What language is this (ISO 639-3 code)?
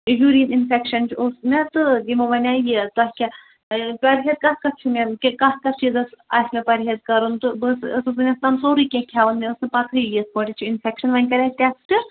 kas